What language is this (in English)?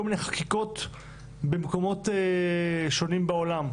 Hebrew